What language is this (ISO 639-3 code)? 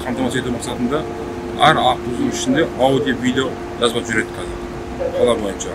tur